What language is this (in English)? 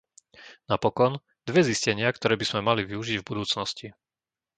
Slovak